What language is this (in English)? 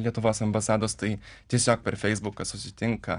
Lithuanian